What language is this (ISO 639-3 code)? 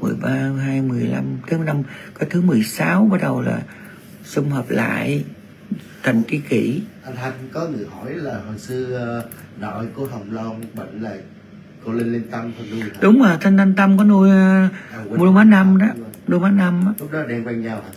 vie